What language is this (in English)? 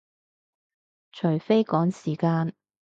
Cantonese